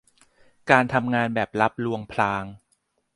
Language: Thai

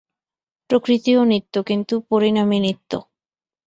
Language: Bangla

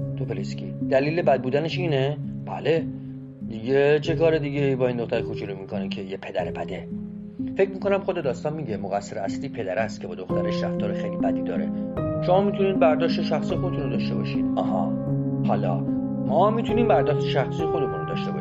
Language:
Persian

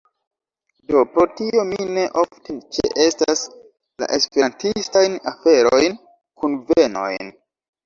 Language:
Esperanto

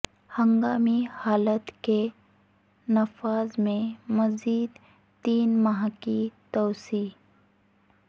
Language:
Urdu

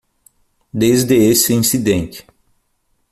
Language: Portuguese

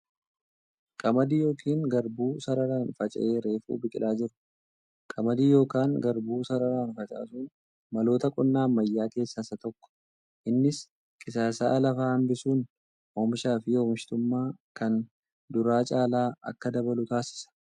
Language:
Oromo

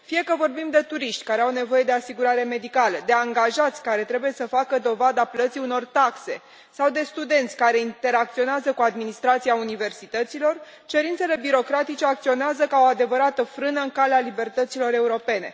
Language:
Romanian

